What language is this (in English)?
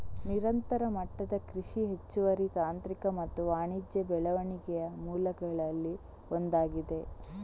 Kannada